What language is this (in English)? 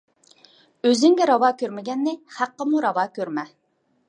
Uyghur